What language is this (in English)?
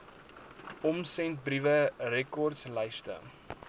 Afrikaans